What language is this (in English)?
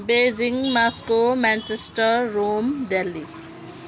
Nepali